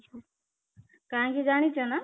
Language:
Odia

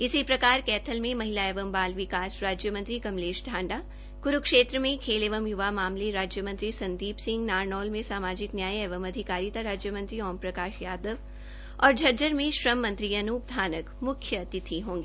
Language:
Hindi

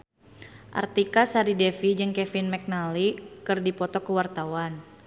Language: Sundanese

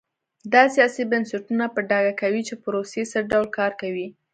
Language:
Pashto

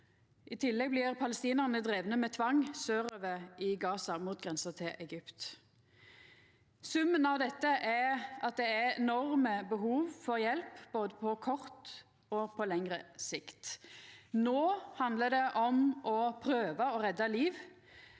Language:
Norwegian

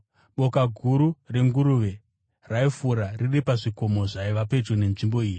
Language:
Shona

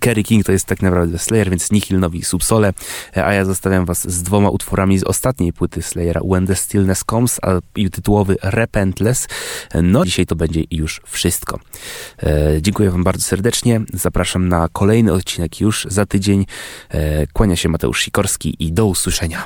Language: Polish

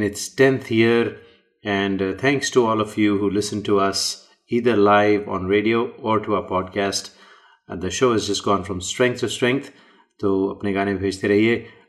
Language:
Hindi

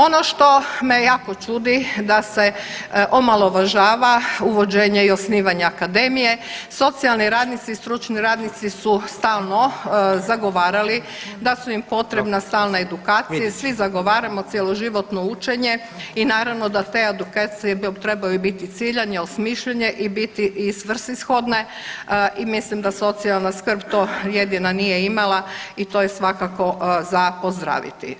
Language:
Croatian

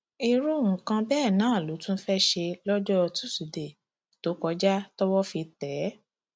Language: Yoruba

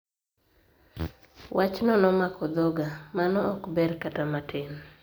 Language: Luo (Kenya and Tanzania)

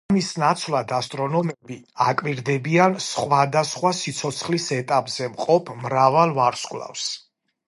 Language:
Georgian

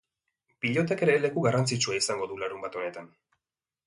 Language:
Basque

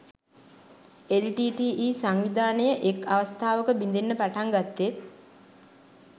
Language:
Sinhala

